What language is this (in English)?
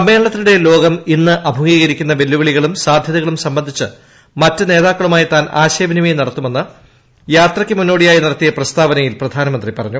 Malayalam